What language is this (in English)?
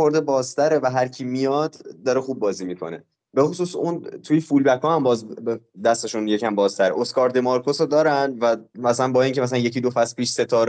Persian